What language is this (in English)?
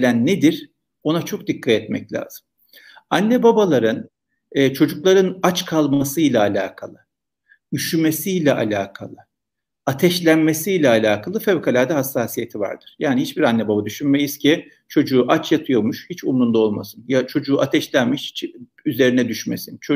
Turkish